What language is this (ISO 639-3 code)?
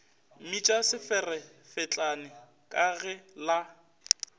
nso